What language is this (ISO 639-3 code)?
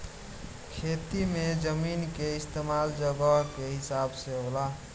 bho